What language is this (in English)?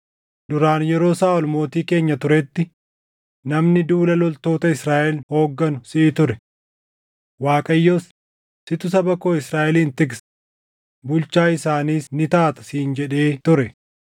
Oromo